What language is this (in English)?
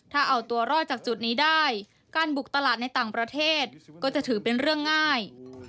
Thai